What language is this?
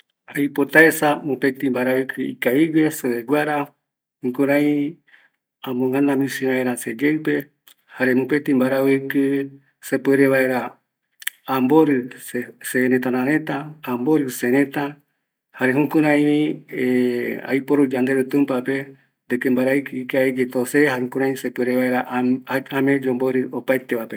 Eastern Bolivian Guaraní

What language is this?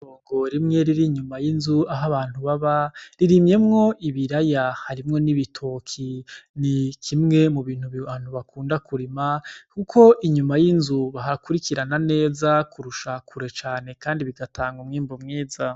Rundi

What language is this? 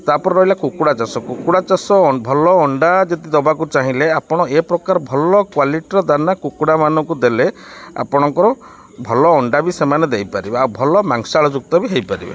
Odia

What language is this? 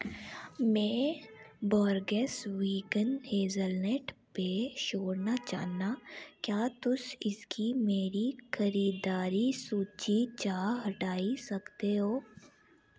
Dogri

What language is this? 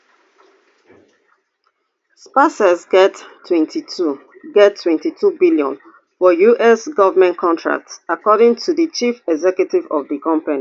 Nigerian Pidgin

